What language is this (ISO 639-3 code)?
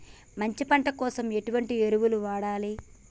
tel